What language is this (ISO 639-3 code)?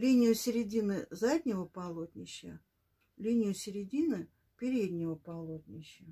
rus